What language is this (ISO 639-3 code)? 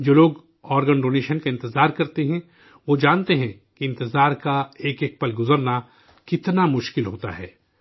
urd